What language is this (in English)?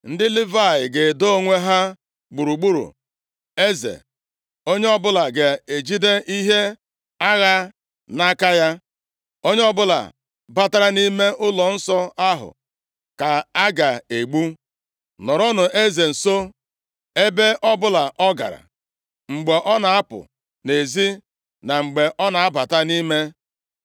Igbo